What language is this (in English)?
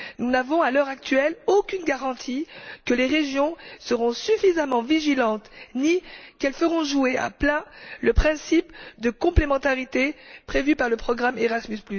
French